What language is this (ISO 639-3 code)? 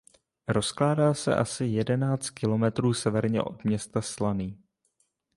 ces